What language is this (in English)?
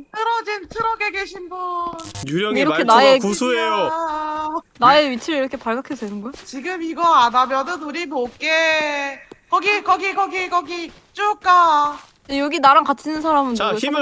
Korean